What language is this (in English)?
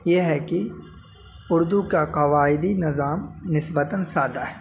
Urdu